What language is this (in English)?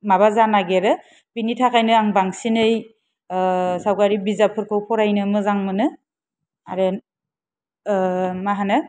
Bodo